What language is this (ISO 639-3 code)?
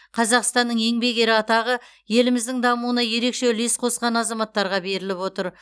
kaz